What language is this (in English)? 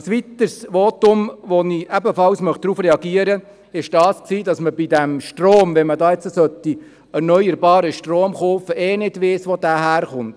Swiss German